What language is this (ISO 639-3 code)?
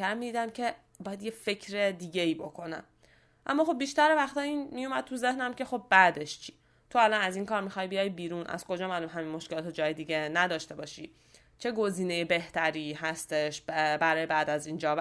fas